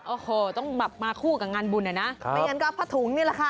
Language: Thai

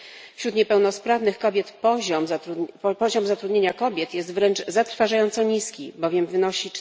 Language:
Polish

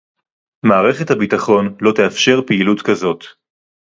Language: Hebrew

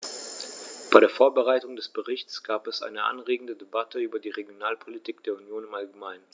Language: German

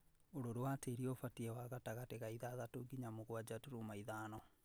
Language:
Kikuyu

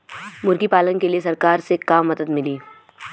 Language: Bhojpuri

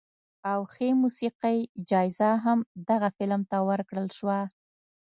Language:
Pashto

